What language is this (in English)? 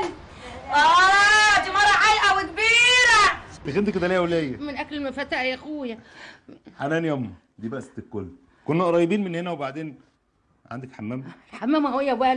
Arabic